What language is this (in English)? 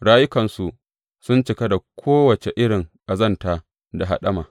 Hausa